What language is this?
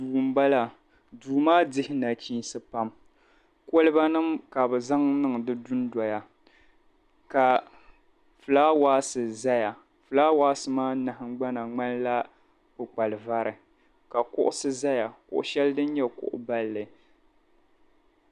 Dagbani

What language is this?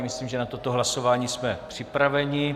Czech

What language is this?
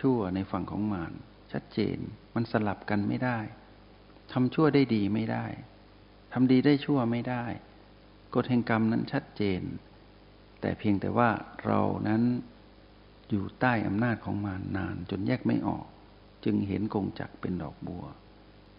Thai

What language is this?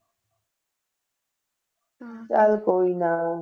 Punjabi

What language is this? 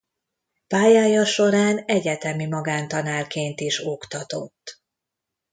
Hungarian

